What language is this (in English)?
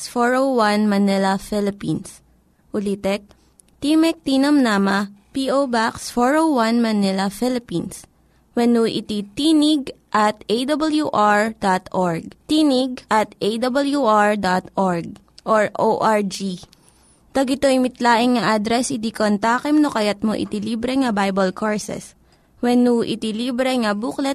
Filipino